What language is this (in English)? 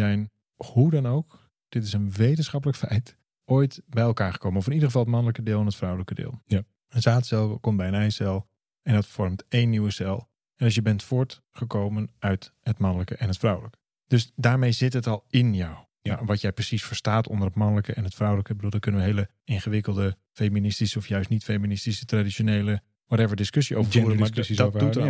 Dutch